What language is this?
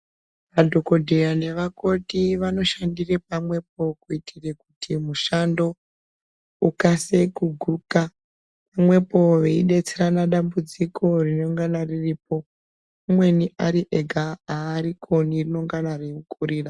Ndau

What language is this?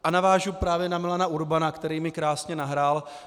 Czech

